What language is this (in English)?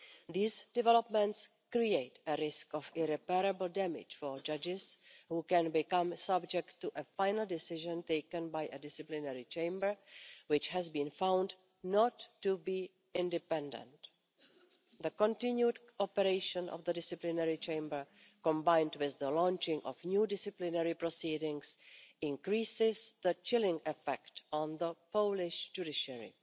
English